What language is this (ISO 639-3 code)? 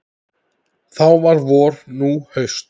isl